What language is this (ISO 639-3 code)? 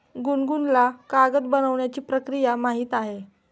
mar